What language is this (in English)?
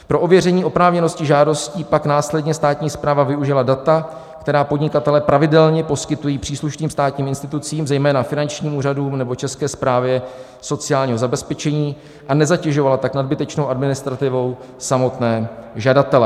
Czech